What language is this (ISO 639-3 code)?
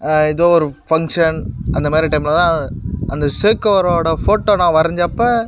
tam